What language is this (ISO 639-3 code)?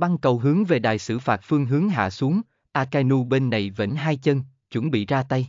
vie